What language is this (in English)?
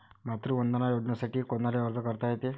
Marathi